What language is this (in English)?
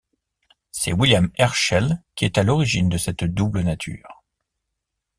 French